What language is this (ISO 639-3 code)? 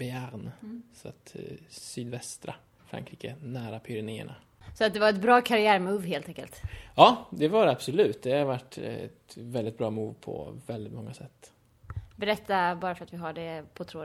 swe